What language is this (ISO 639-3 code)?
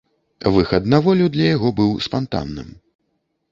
bel